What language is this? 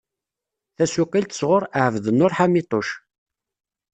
Kabyle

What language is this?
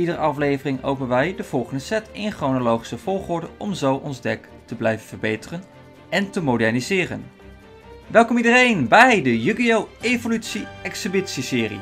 Dutch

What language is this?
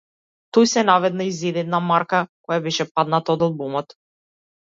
Macedonian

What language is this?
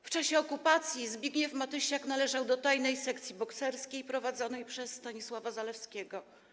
Polish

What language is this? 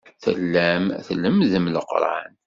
Kabyle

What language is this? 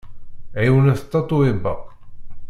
Kabyle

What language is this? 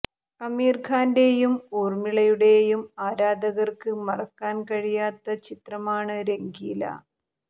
Malayalam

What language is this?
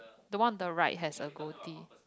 English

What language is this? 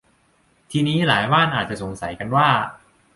Thai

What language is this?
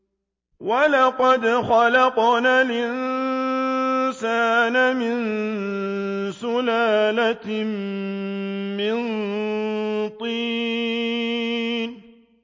Arabic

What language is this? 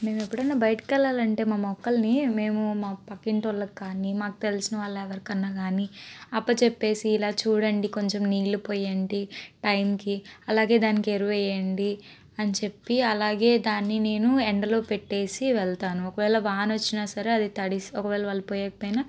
Telugu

